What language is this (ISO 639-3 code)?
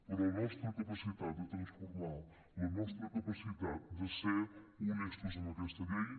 cat